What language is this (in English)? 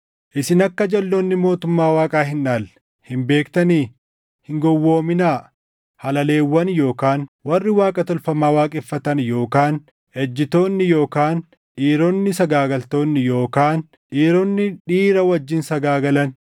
Oromo